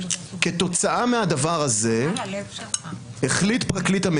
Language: Hebrew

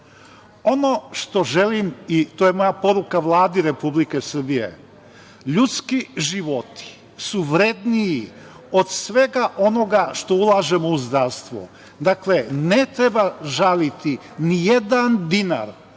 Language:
Serbian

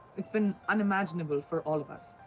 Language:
English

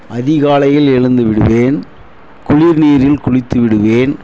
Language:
Tamil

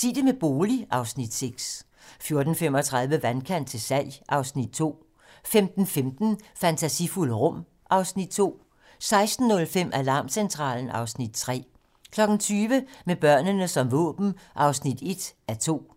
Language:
Danish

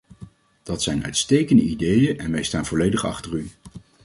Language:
Dutch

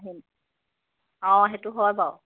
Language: Assamese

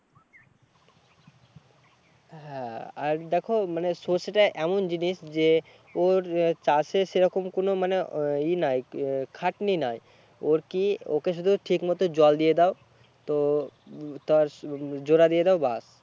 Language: Bangla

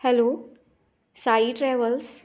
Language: Konkani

